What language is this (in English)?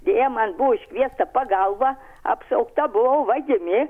Lithuanian